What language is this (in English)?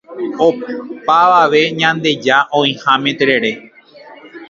Guarani